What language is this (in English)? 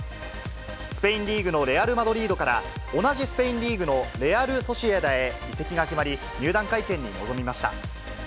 Japanese